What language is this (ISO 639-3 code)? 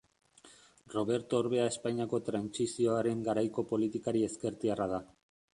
eus